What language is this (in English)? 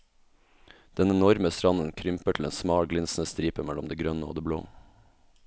Norwegian